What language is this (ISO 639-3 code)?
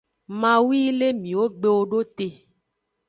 ajg